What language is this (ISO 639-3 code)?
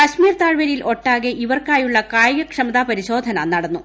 mal